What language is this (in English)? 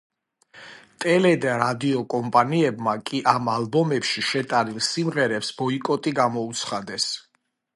Georgian